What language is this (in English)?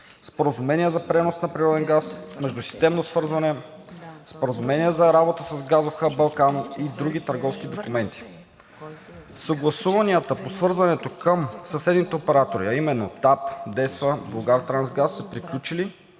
Bulgarian